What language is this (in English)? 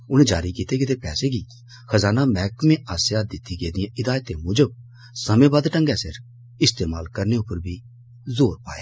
Dogri